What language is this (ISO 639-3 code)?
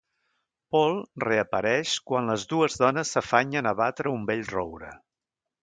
cat